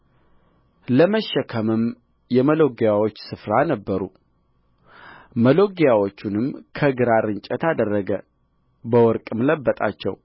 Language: Amharic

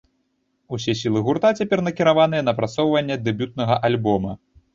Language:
Belarusian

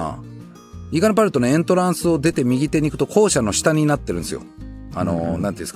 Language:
Japanese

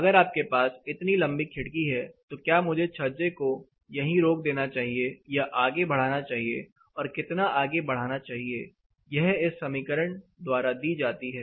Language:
Hindi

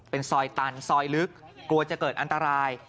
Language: Thai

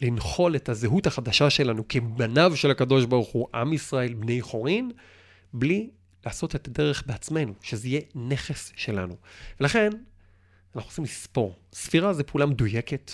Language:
Hebrew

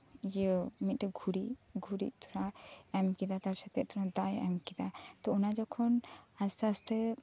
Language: Santali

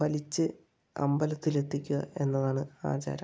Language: Malayalam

